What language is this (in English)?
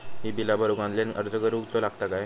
Marathi